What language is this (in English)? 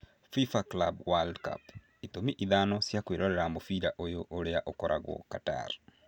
Kikuyu